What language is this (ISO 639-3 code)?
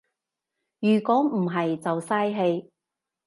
yue